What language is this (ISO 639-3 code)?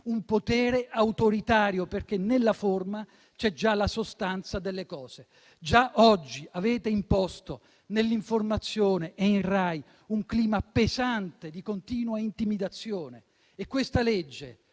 ita